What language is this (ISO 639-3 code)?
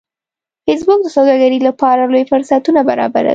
pus